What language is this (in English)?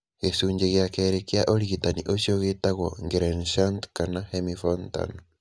Kikuyu